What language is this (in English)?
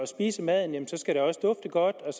Danish